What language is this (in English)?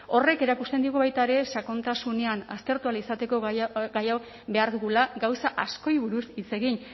Basque